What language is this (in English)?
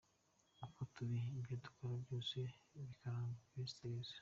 Kinyarwanda